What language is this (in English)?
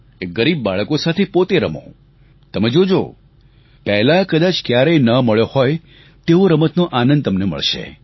Gujarati